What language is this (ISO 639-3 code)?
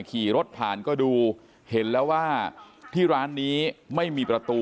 tha